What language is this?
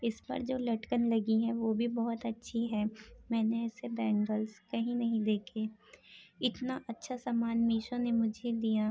Urdu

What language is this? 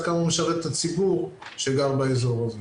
Hebrew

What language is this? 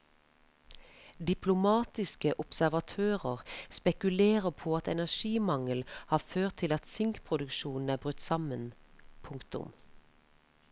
Norwegian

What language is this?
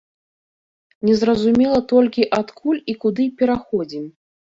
Belarusian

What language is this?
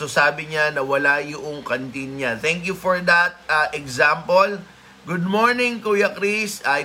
Filipino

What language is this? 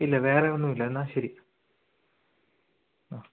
Malayalam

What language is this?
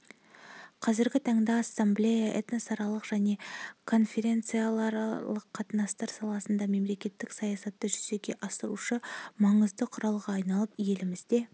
Kazakh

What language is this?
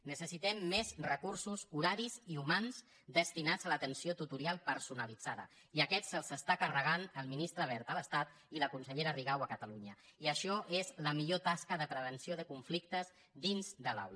Catalan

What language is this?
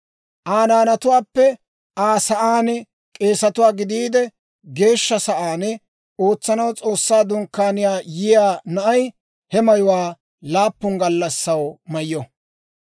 Dawro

